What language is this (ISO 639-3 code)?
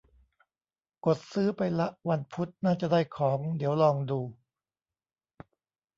tha